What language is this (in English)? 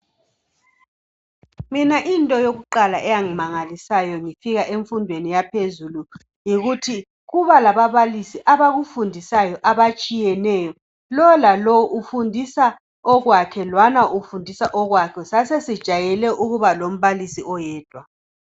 North Ndebele